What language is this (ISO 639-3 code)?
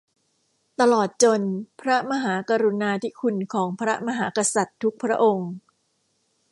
tha